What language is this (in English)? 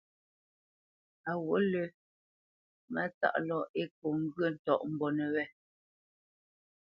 Bamenyam